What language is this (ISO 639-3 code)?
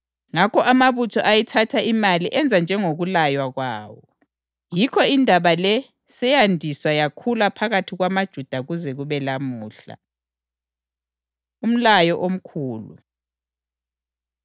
nde